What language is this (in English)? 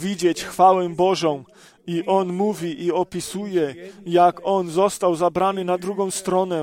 Polish